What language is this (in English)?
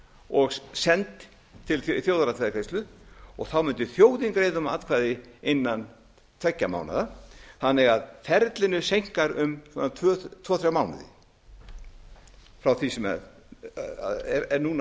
Icelandic